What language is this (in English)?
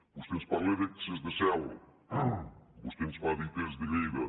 Catalan